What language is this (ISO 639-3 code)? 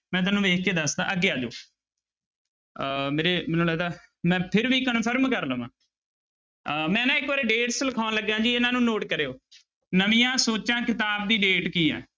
pan